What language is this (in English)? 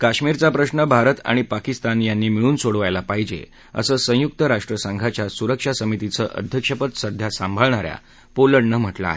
Marathi